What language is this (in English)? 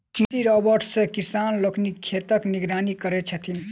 Maithili